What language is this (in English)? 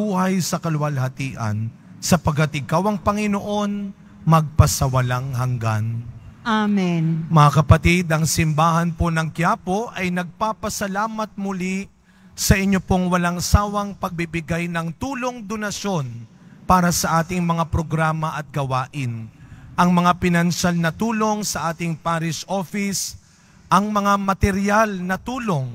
Filipino